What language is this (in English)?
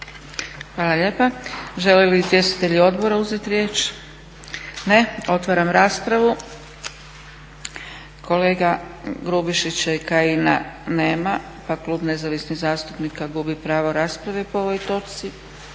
Croatian